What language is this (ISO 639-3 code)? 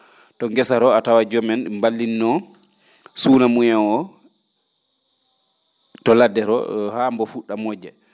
ful